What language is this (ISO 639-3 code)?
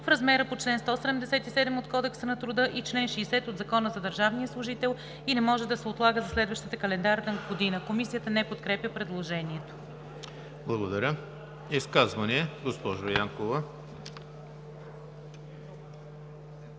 bul